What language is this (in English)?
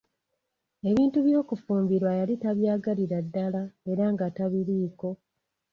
Ganda